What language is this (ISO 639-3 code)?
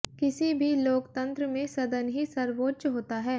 hin